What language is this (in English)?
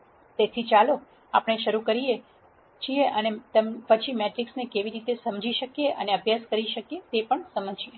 Gujarati